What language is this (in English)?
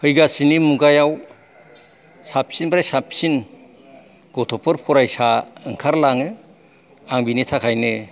Bodo